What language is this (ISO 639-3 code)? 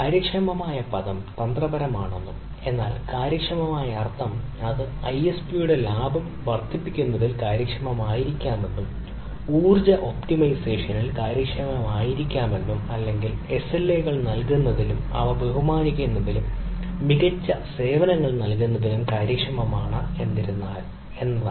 mal